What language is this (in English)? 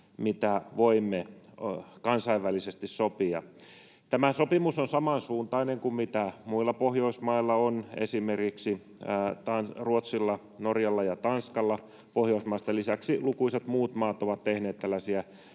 Finnish